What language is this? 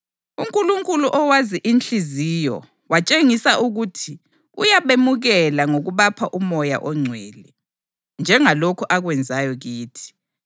North Ndebele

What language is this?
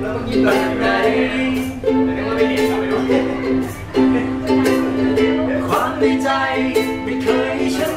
Vietnamese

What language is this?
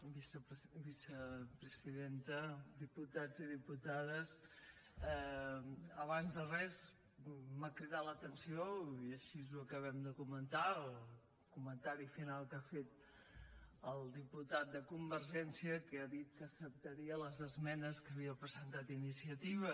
Catalan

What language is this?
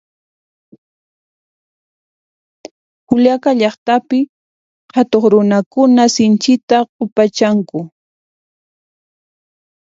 Puno Quechua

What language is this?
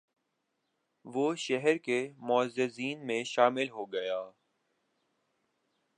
Urdu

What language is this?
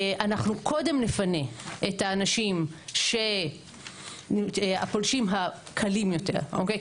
Hebrew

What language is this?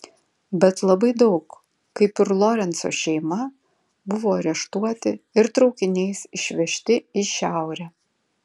Lithuanian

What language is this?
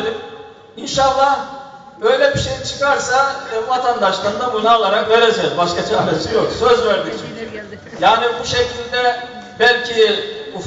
Turkish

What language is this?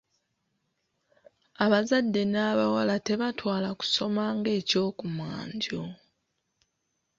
Ganda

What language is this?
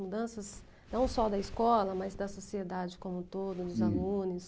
Portuguese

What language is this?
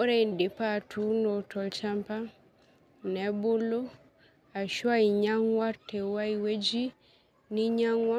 Masai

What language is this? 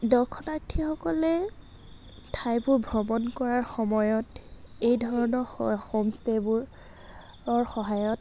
Assamese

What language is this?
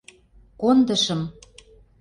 Mari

